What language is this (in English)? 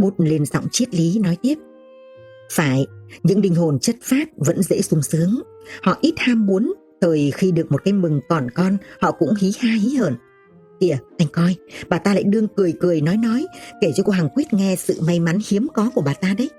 Vietnamese